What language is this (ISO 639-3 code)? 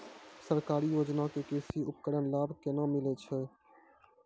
mai